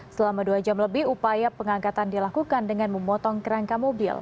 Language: Indonesian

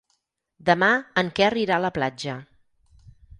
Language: Catalan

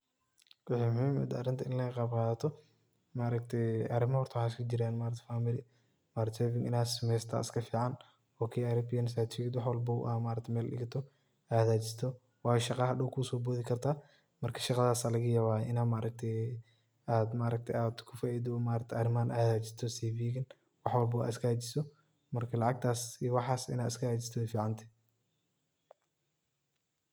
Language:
Somali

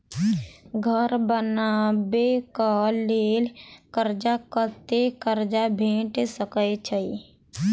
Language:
Maithili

